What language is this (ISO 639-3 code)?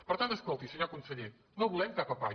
cat